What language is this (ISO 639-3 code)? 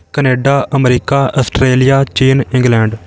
pan